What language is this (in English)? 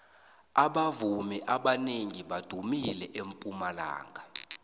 South Ndebele